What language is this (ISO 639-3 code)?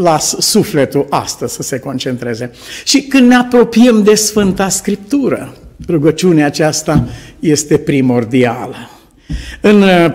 ron